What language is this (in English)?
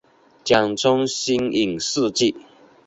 Chinese